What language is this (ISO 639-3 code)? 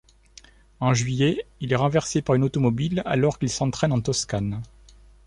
fra